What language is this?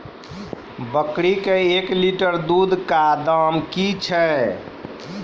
Maithili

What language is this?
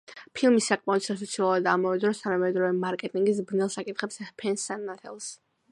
Georgian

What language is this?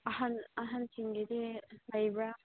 Manipuri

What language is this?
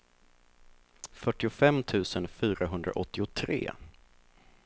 Swedish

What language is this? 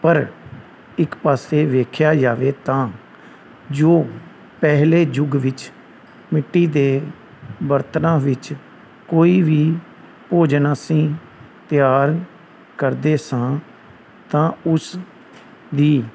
Punjabi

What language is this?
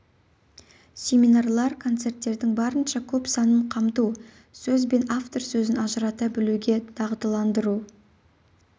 Kazakh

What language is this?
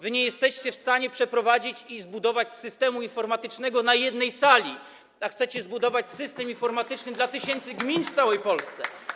Polish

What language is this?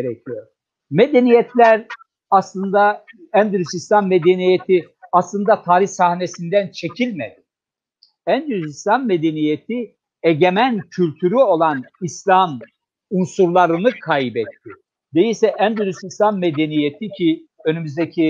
Turkish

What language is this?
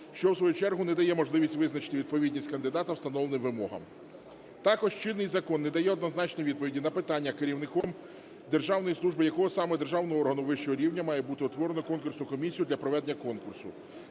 Ukrainian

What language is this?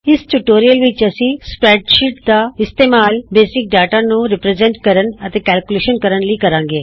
Punjabi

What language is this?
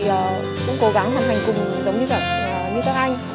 Vietnamese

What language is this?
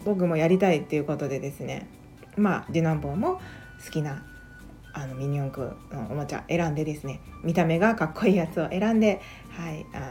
Japanese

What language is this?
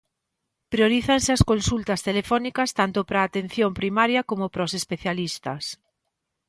Galician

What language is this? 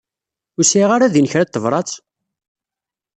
Kabyle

